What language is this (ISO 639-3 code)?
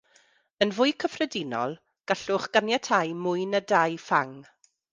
cym